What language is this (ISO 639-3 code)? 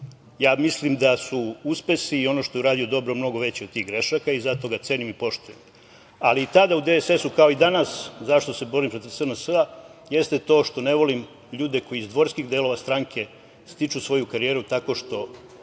srp